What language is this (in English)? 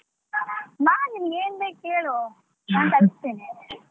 Kannada